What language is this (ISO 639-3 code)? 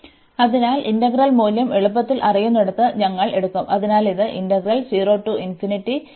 mal